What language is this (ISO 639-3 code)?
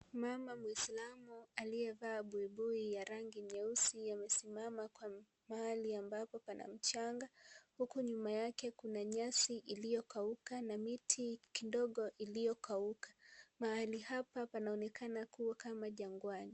swa